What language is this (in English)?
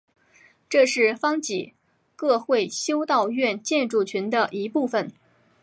Chinese